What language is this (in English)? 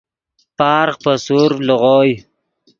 Yidgha